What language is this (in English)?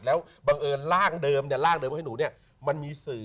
Thai